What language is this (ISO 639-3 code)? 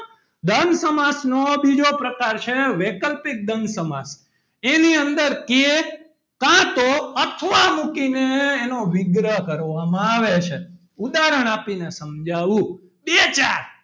guj